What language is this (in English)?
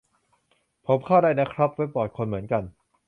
Thai